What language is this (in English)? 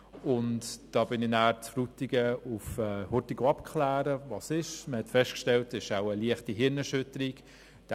Swiss German